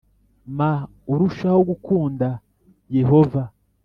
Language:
Kinyarwanda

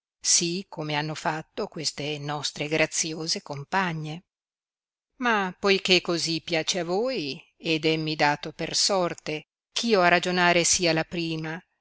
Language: Italian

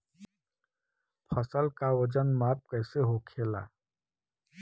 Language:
Bhojpuri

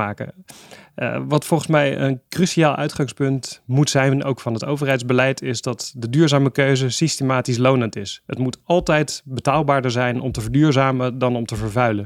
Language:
Dutch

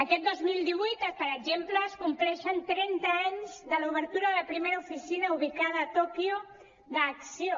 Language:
Catalan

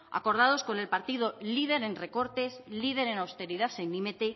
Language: Spanish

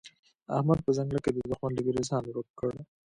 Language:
Pashto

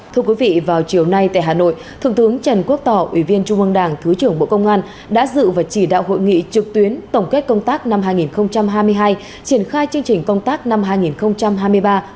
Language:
Vietnamese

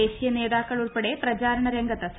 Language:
Malayalam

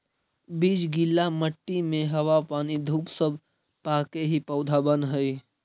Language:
Magahi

